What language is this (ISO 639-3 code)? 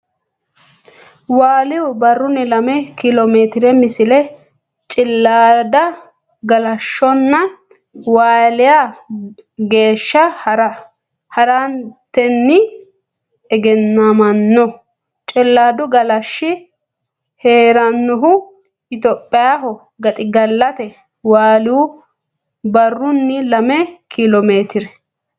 sid